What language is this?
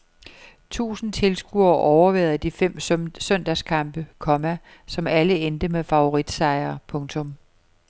Danish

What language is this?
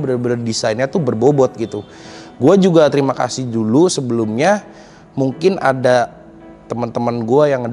Indonesian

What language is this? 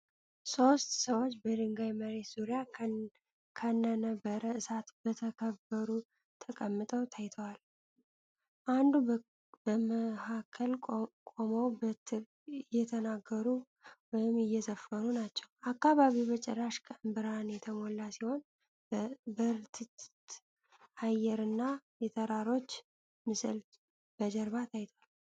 Amharic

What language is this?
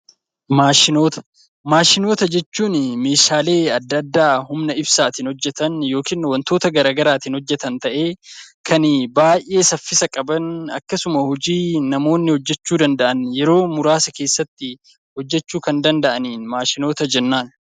Oromo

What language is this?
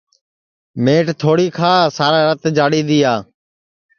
Sansi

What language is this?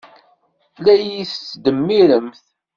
Kabyle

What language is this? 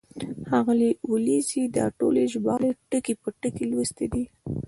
Pashto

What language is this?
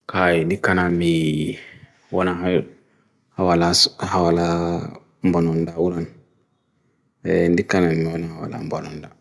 Bagirmi Fulfulde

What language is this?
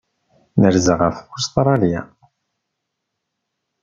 Kabyle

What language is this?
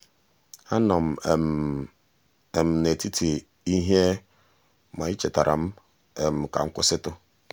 Igbo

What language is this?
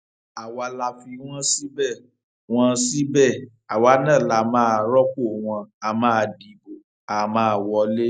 Yoruba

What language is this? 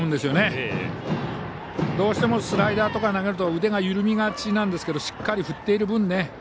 Japanese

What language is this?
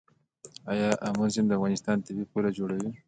Pashto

